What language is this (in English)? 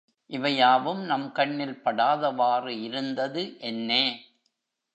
Tamil